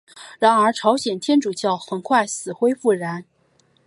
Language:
Chinese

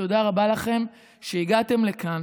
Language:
Hebrew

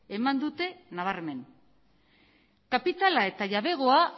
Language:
Basque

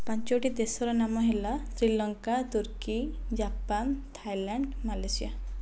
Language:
Odia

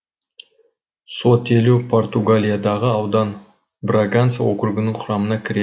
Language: Kazakh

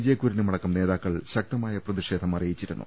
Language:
Malayalam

